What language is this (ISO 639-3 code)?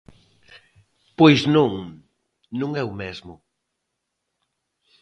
glg